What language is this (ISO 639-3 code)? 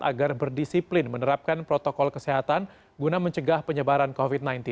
ind